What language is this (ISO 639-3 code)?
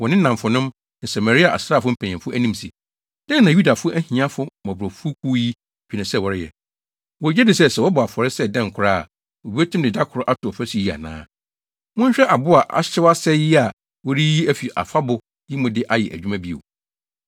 aka